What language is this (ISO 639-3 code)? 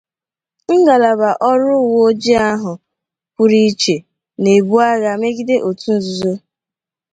ibo